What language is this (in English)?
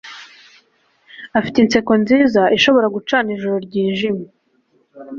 Kinyarwanda